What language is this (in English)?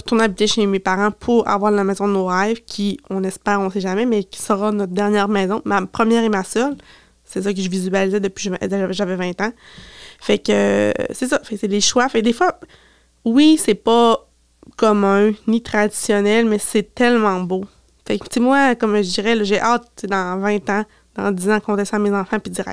French